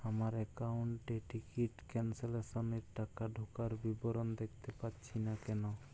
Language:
Bangla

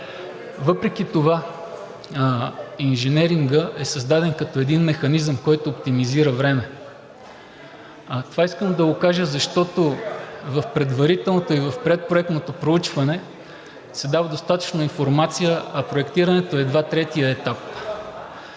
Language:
Bulgarian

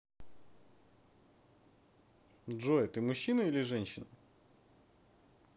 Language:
Russian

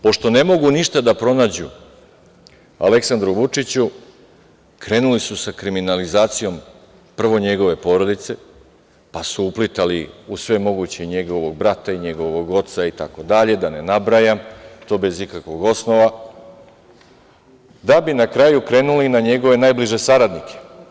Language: Serbian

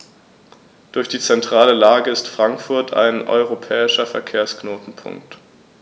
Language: German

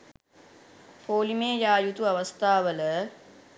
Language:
Sinhala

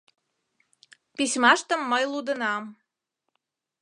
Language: Mari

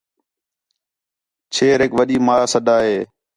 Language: Khetrani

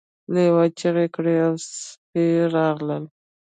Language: Pashto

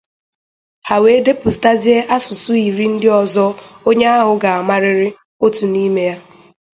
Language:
Igbo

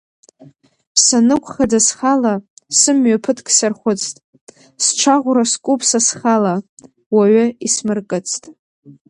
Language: Abkhazian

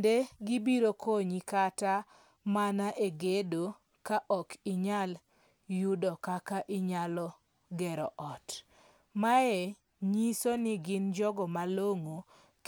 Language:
Luo (Kenya and Tanzania)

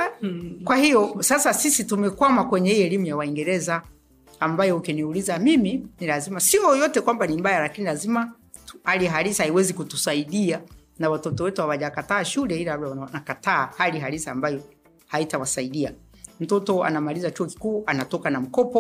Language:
Swahili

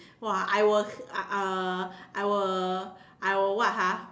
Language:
English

